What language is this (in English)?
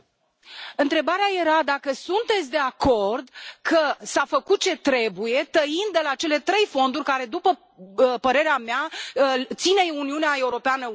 Romanian